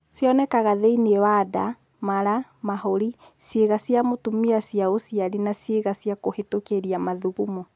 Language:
Kikuyu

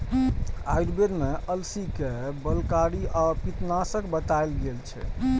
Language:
Maithili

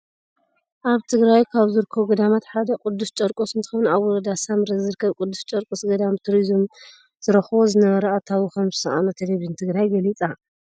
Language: Tigrinya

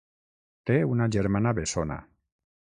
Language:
Catalan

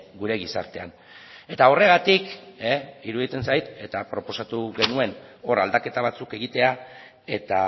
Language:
Basque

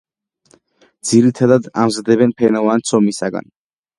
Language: Georgian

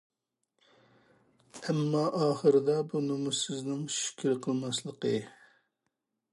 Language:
Uyghur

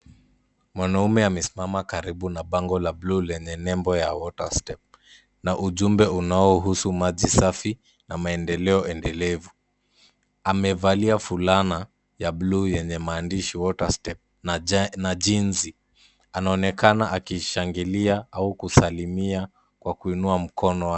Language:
Swahili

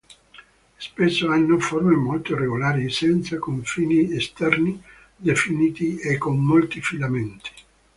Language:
Italian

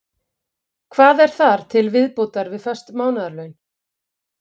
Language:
Icelandic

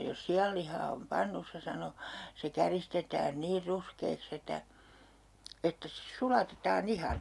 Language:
Finnish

